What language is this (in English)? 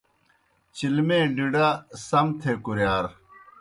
Kohistani Shina